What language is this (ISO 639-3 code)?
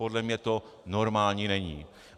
ces